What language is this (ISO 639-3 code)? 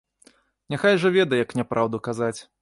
bel